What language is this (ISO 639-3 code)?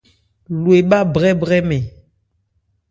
ebr